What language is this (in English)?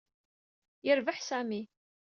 Kabyle